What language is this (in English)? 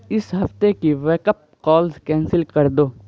Urdu